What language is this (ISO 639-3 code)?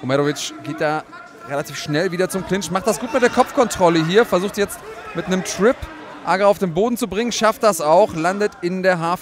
deu